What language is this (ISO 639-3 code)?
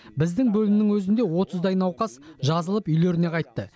kaz